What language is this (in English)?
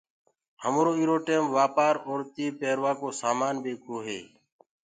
Gurgula